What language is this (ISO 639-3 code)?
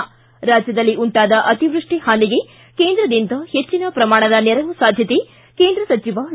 kan